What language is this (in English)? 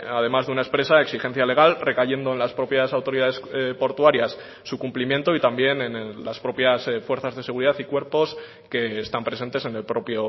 Spanish